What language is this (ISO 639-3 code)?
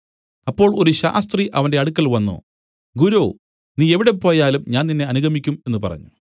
mal